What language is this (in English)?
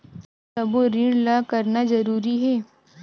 Chhattisgarhi